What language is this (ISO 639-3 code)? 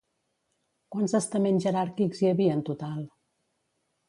cat